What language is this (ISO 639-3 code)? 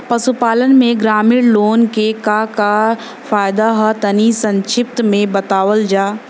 bho